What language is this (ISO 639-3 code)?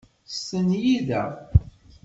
kab